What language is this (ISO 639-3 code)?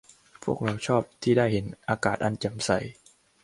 tha